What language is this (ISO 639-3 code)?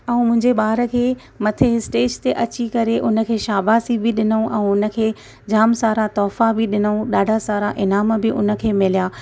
snd